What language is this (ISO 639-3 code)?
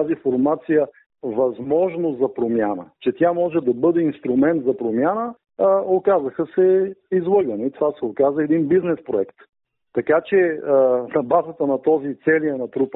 bul